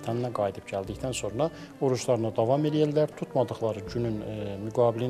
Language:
Turkish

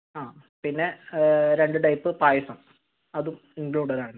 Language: Malayalam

